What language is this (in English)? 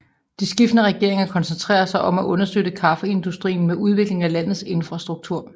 Danish